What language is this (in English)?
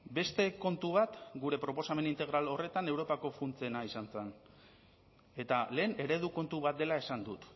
Basque